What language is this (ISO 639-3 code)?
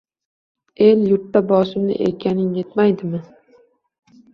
uzb